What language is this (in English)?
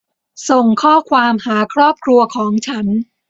Thai